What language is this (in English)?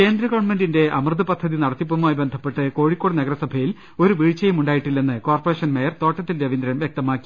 Malayalam